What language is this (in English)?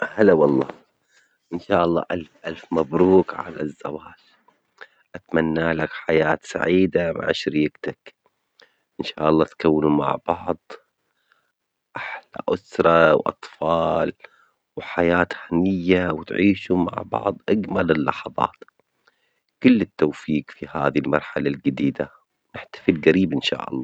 Omani Arabic